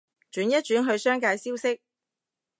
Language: Cantonese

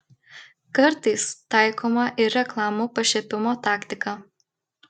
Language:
Lithuanian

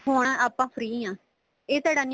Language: Punjabi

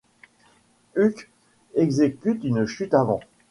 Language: French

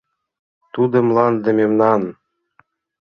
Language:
Mari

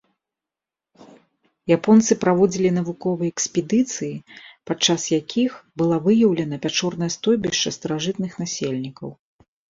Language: Belarusian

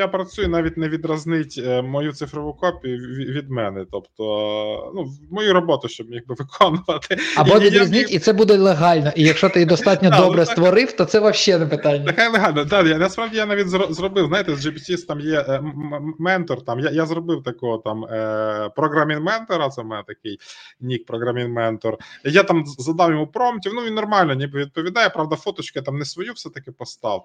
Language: Ukrainian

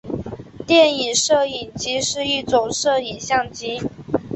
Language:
Chinese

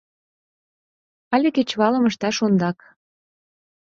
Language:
Mari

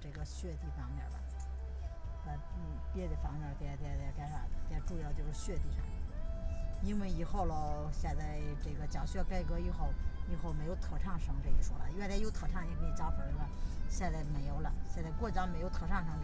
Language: Chinese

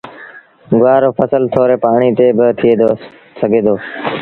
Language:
Sindhi Bhil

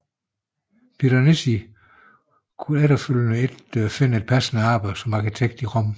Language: Danish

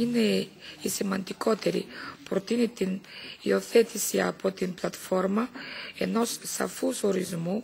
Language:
Greek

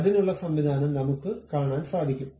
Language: Malayalam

